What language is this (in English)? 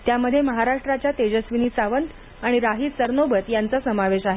Marathi